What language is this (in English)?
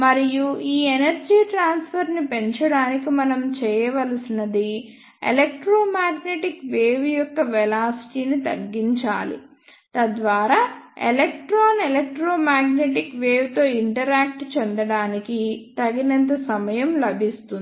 Telugu